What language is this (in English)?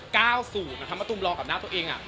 Thai